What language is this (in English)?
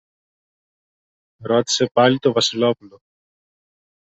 Greek